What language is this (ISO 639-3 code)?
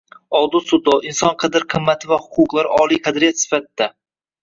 uzb